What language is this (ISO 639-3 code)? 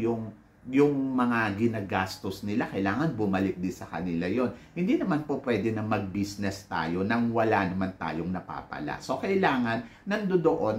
fil